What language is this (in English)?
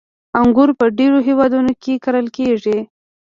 Pashto